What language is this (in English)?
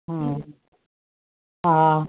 Sindhi